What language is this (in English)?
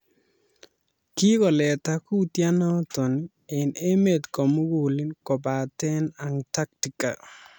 Kalenjin